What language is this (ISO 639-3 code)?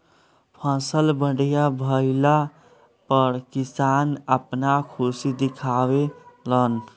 bho